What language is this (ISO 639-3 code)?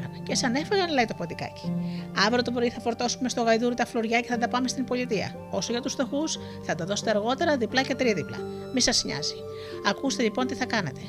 ell